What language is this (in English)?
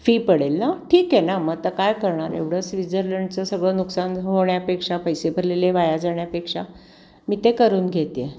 Marathi